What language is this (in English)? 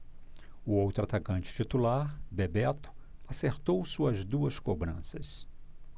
Portuguese